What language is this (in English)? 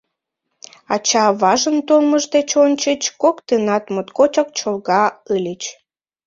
Mari